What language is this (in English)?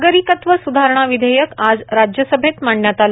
Marathi